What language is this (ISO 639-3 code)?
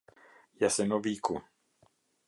sqi